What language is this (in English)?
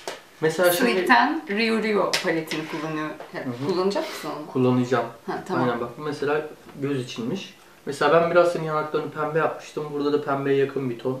Turkish